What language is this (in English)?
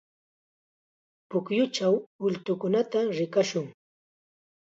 Chiquián Ancash Quechua